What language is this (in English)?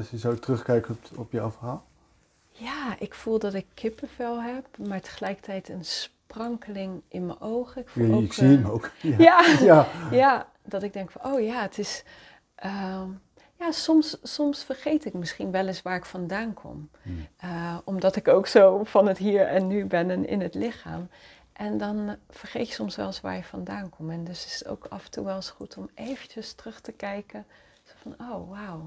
Dutch